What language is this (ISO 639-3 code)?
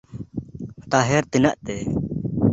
sat